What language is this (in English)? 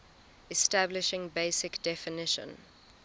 English